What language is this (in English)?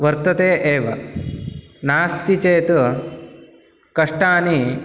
Sanskrit